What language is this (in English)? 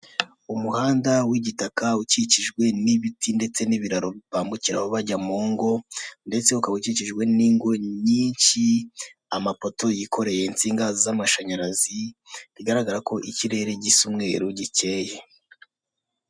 Kinyarwanda